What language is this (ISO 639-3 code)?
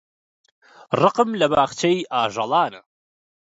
ckb